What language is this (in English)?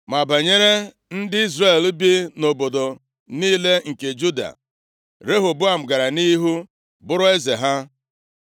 Igbo